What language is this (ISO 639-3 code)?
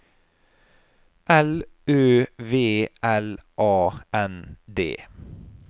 nor